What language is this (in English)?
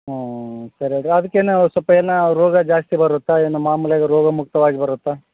Kannada